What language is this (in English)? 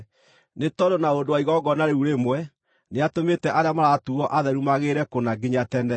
Kikuyu